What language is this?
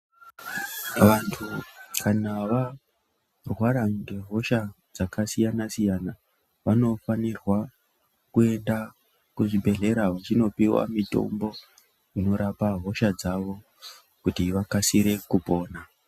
Ndau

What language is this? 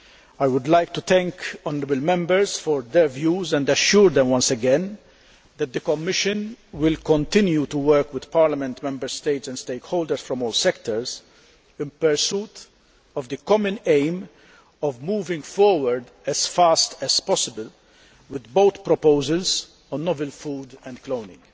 English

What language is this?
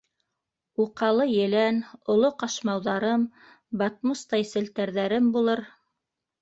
Bashkir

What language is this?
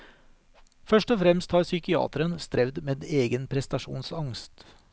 Norwegian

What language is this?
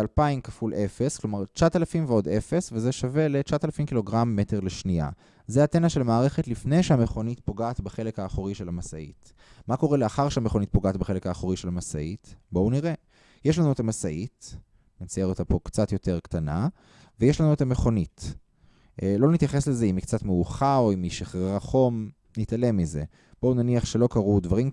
Hebrew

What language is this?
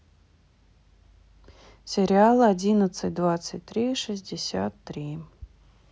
Russian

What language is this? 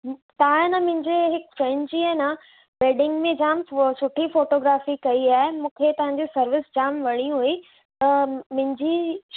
Sindhi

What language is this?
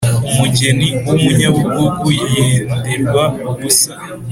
Kinyarwanda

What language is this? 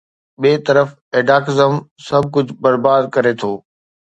Sindhi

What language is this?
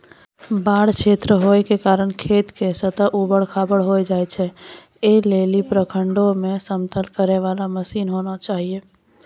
Maithili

